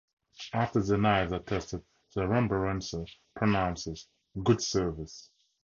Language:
English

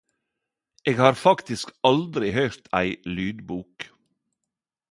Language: Norwegian Nynorsk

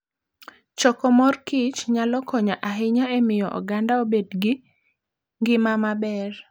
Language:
Luo (Kenya and Tanzania)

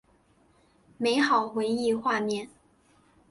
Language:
Chinese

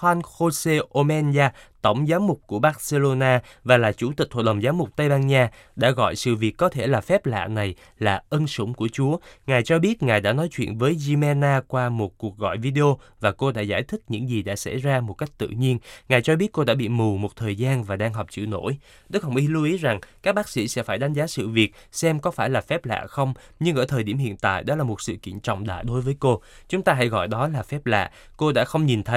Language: Vietnamese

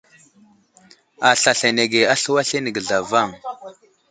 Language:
Wuzlam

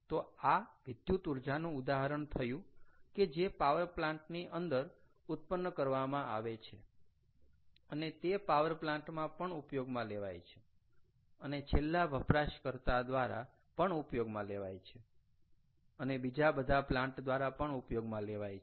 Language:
Gujarati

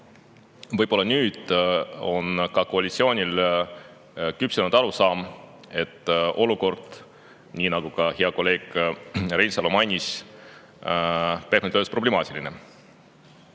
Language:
Estonian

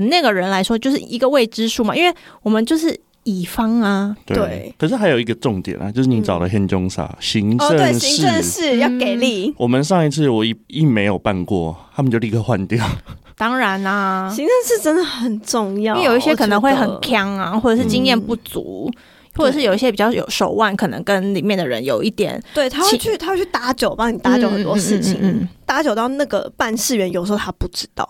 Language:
Chinese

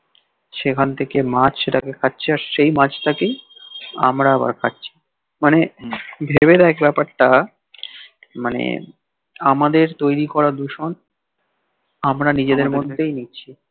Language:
Bangla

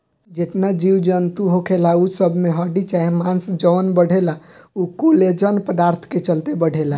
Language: Bhojpuri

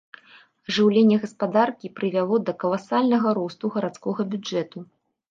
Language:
Belarusian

